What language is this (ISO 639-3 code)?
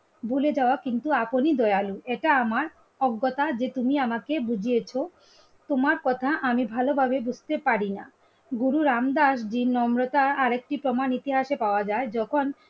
ben